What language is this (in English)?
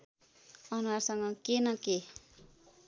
Nepali